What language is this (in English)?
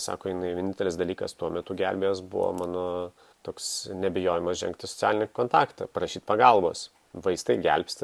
Lithuanian